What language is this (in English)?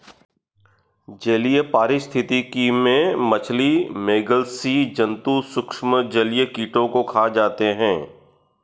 Hindi